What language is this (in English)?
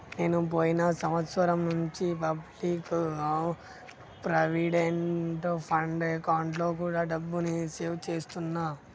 Telugu